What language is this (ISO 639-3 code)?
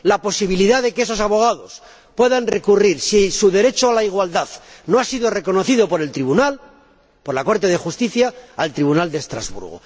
spa